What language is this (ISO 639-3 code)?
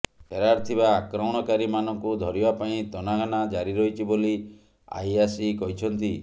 ori